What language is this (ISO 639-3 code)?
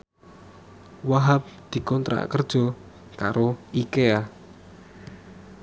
jav